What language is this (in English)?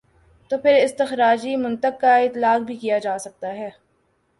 Urdu